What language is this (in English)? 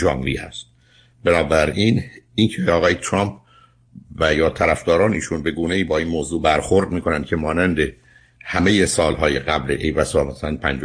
Persian